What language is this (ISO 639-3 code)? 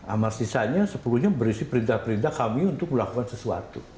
ind